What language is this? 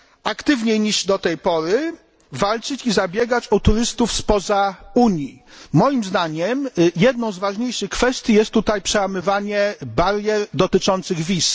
Polish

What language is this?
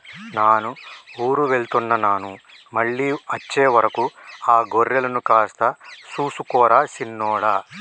Telugu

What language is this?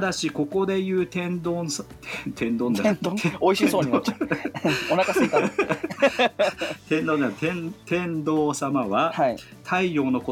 Japanese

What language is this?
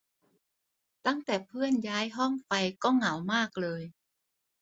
Thai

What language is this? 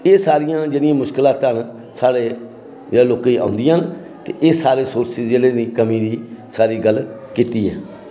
Dogri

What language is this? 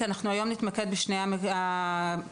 Hebrew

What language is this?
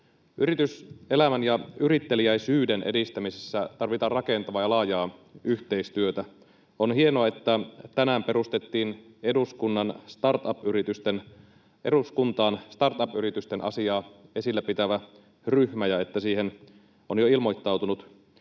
Finnish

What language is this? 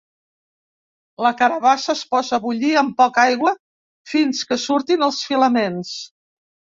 Catalan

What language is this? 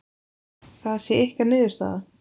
Icelandic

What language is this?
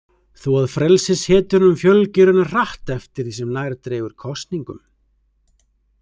Icelandic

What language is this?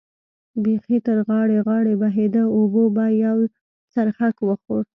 Pashto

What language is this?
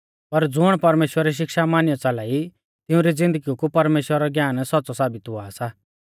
Mahasu Pahari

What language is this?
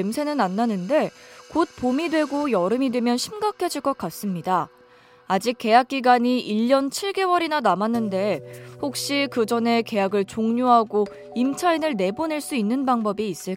Korean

